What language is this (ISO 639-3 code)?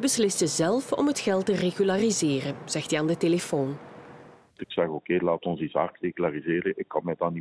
nld